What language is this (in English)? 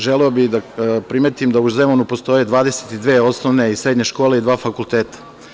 Serbian